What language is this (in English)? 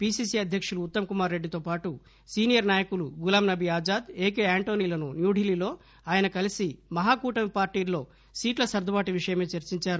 Telugu